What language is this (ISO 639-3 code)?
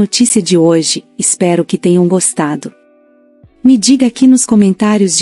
por